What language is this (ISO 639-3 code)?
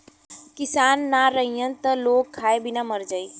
bho